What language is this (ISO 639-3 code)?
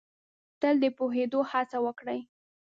pus